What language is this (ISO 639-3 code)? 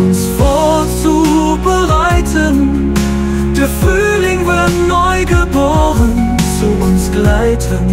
deu